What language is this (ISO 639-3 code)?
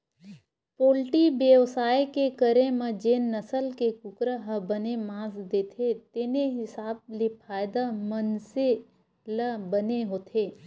hne